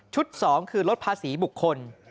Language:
Thai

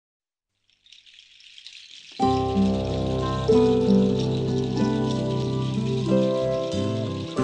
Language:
Portuguese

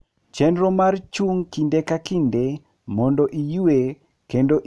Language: Luo (Kenya and Tanzania)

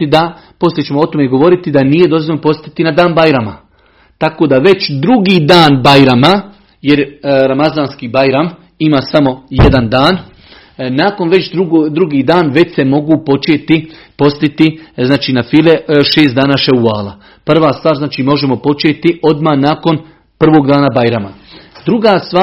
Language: Croatian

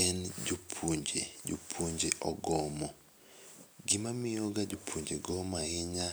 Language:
Luo (Kenya and Tanzania)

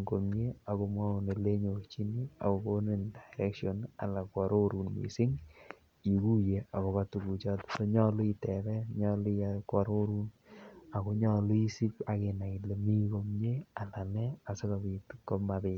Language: Kalenjin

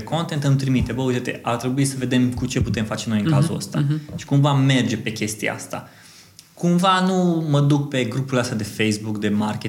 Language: Romanian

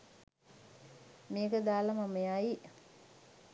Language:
Sinhala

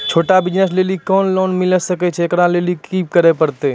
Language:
Maithili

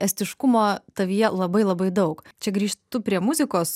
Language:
Lithuanian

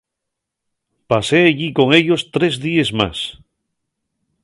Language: Asturian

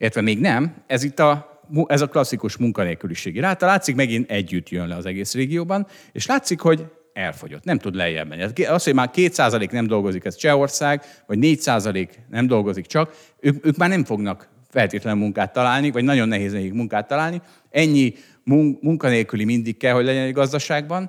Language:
Hungarian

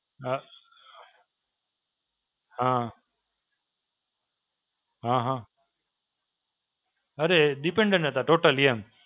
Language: Gujarati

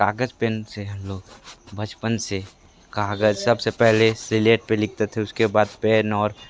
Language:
Hindi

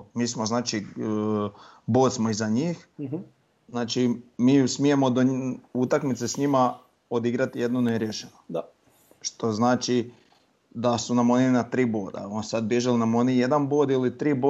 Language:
Croatian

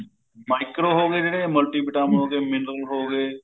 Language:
Punjabi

